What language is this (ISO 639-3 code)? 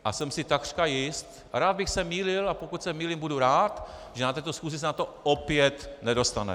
ces